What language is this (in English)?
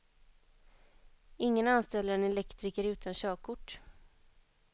Swedish